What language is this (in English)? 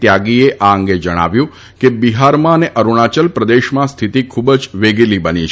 Gujarati